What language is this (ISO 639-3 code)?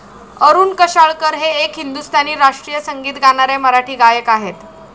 mar